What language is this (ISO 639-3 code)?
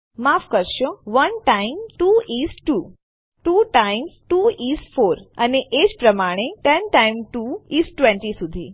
guj